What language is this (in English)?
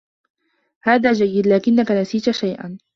Arabic